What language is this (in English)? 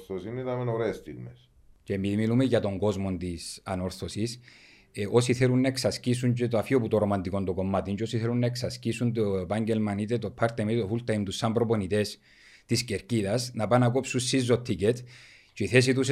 Greek